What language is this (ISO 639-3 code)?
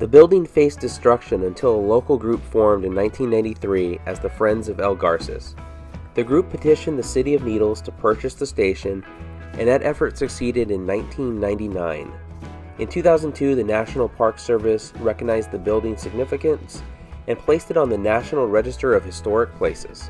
eng